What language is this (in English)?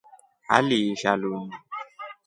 Rombo